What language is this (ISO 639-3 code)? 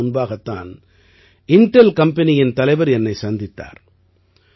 tam